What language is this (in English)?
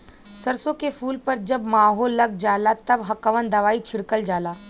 Bhojpuri